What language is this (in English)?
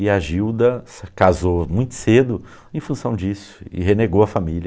Portuguese